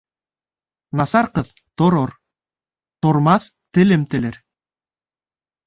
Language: Bashkir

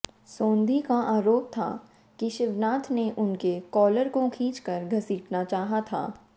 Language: Hindi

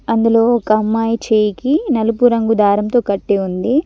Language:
Telugu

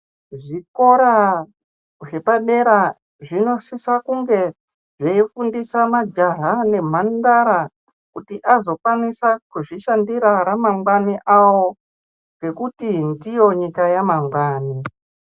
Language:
Ndau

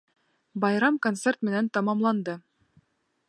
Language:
Bashkir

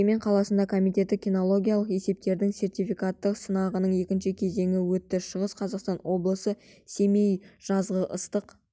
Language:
Kazakh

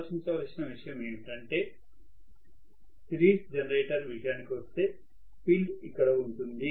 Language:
Telugu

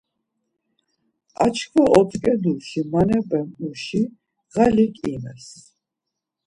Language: Laz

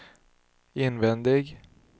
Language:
Swedish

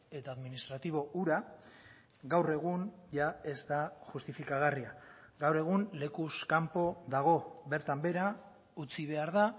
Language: Basque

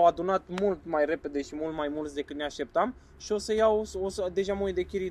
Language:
Romanian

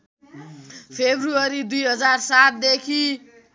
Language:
Nepali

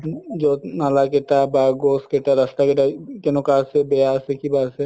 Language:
Assamese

